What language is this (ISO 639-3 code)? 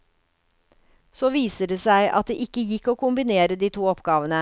nor